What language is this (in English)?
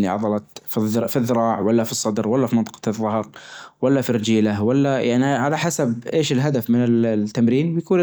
Najdi Arabic